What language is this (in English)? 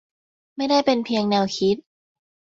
Thai